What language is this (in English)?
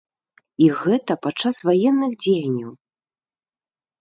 Belarusian